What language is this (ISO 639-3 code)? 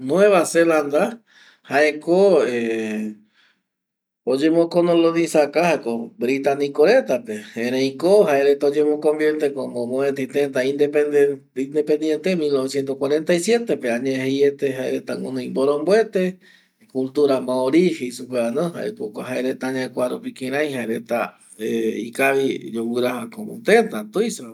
gui